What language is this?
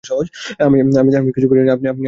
Bangla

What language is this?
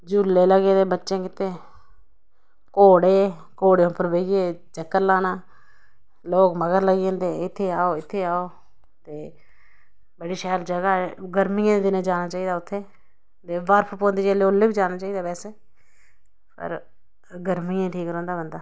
Dogri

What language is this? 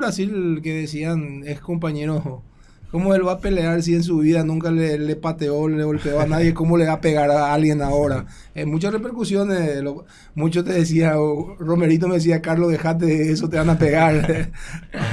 Spanish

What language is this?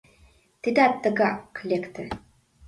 Mari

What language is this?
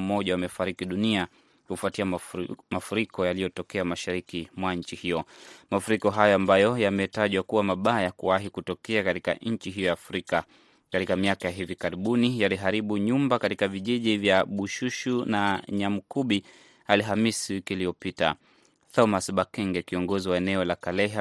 Swahili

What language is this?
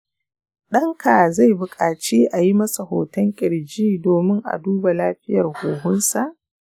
Hausa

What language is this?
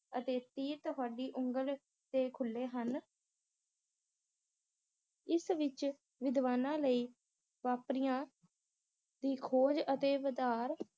Punjabi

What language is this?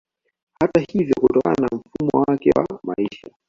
Swahili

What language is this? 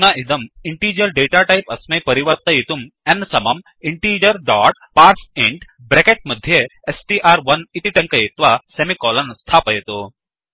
Sanskrit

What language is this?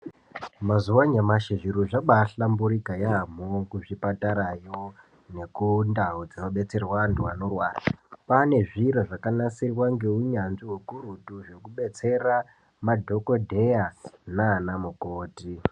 Ndau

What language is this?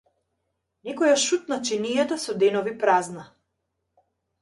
Macedonian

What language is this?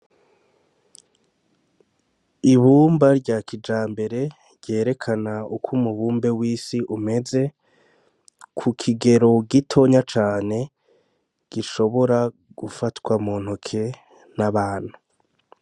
Rundi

